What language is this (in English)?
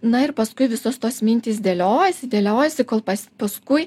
Lithuanian